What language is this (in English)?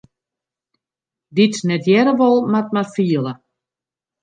Western Frisian